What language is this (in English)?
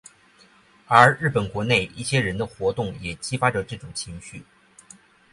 Chinese